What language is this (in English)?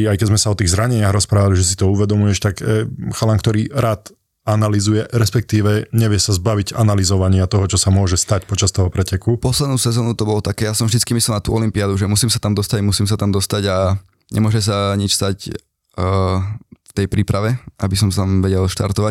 Slovak